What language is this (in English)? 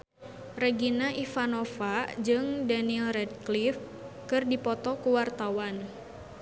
Sundanese